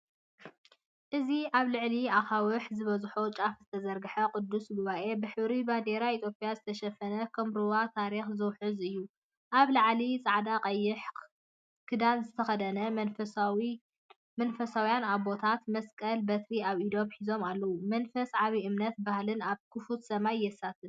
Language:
Tigrinya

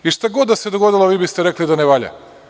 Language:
Serbian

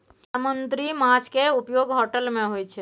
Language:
Maithili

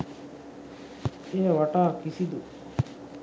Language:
Sinhala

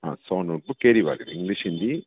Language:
Sindhi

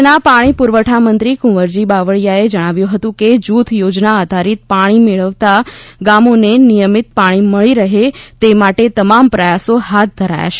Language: Gujarati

